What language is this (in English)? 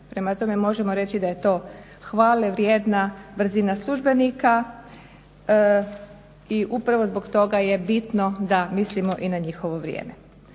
Croatian